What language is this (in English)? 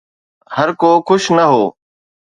Sindhi